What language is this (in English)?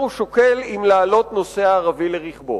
Hebrew